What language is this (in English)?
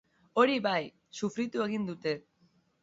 Basque